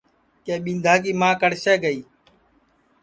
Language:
Sansi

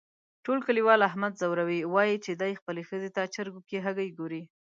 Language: Pashto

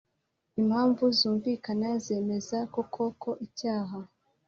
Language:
Kinyarwanda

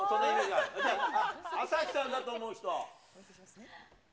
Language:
Japanese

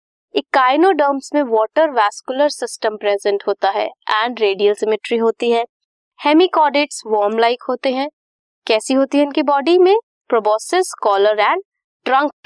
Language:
Hindi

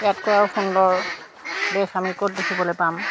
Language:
Assamese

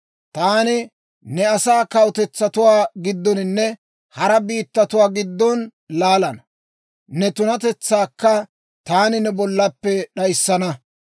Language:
Dawro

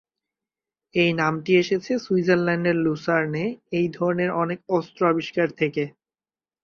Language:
Bangla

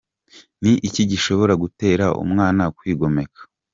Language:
Kinyarwanda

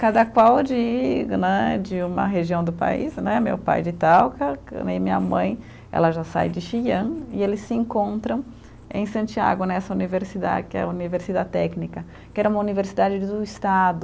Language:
Portuguese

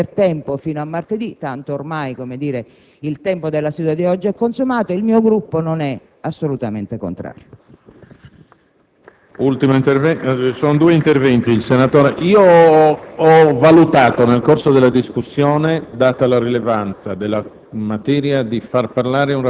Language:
Italian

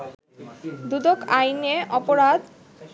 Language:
Bangla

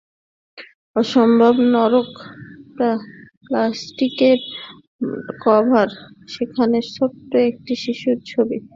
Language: Bangla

